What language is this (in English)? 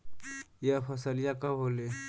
Bhojpuri